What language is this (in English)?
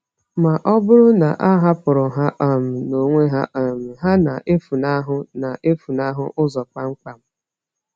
Igbo